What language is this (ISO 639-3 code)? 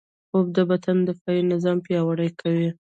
pus